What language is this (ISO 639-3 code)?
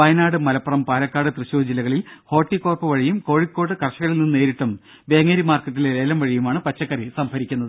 mal